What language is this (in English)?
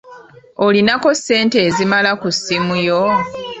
Ganda